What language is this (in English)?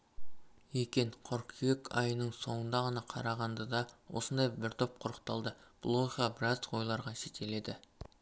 Kazakh